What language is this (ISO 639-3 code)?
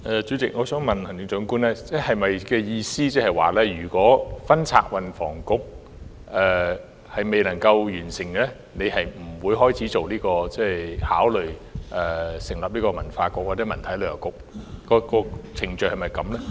yue